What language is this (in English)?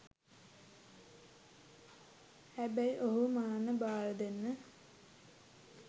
Sinhala